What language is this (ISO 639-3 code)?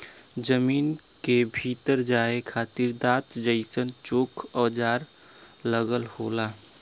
bho